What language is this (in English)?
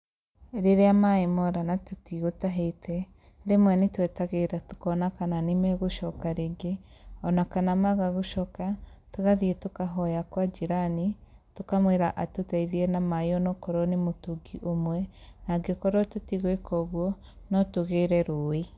Kikuyu